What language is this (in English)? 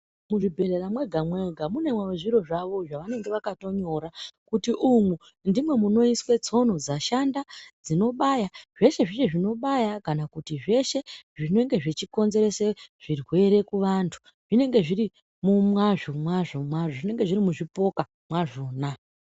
Ndau